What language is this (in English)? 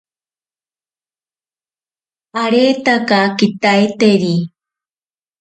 Ashéninka Perené